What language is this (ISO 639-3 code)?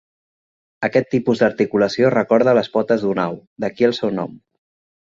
cat